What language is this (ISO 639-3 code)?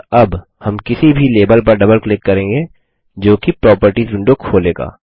hin